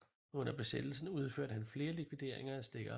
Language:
Danish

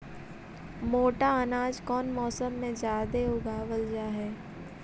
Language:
Magahi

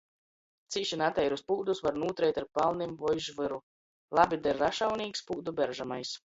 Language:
Latgalian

